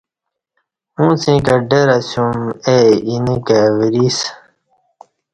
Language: Kati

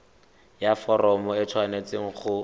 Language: Tswana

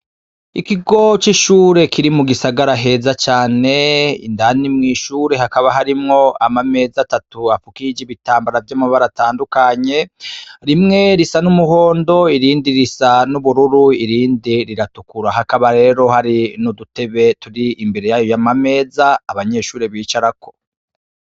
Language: Rundi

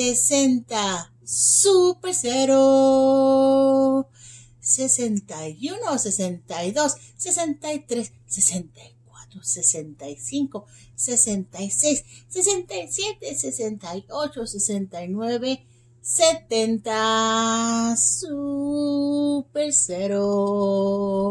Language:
Spanish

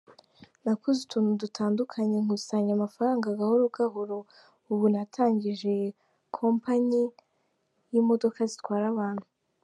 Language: Kinyarwanda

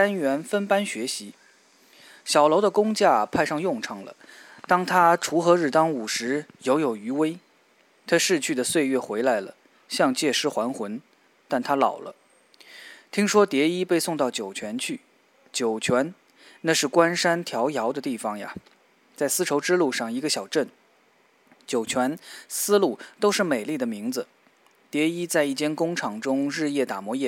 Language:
Chinese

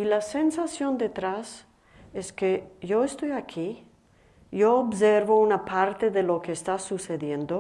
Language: Spanish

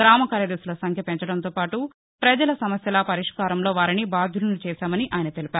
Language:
Telugu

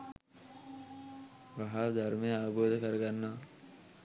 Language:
Sinhala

